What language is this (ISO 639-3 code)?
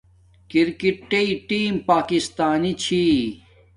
dmk